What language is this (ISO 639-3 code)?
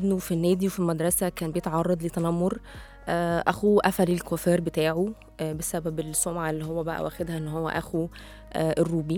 ara